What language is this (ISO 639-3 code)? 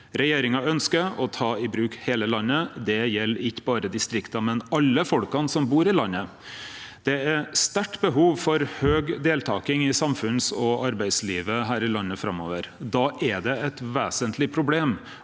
nor